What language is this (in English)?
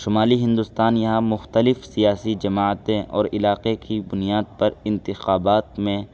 Urdu